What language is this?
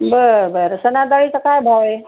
Marathi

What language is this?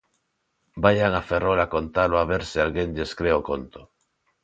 Galician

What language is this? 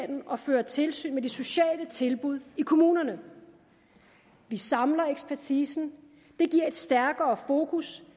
Danish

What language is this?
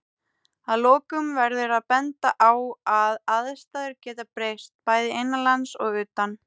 Icelandic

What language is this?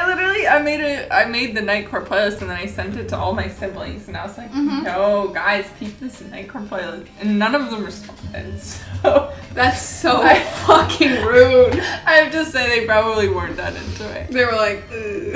English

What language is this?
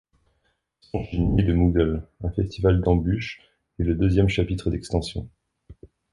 French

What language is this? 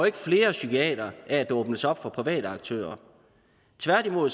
Danish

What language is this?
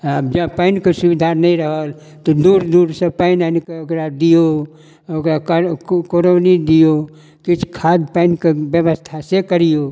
Maithili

